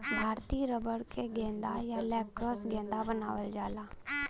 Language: Bhojpuri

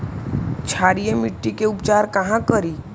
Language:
Magahi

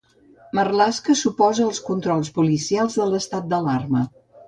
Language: Catalan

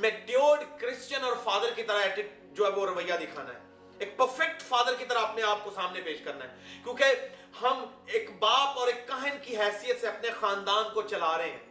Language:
Urdu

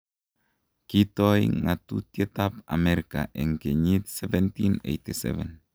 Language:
Kalenjin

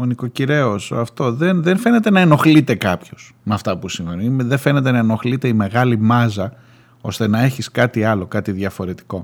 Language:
Greek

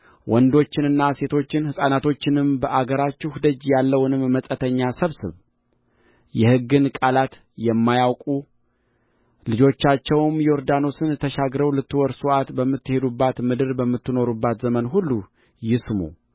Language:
Amharic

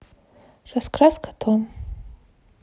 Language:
Russian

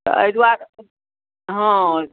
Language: Maithili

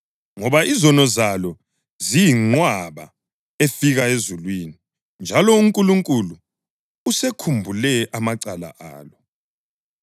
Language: North Ndebele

